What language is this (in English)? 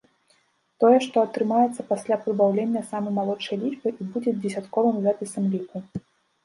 Belarusian